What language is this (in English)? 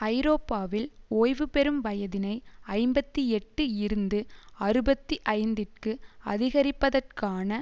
Tamil